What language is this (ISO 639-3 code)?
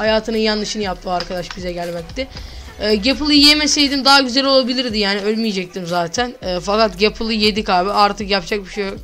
tur